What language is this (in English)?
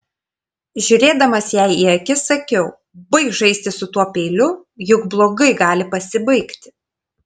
Lithuanian